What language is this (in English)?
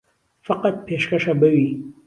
Central Kurdish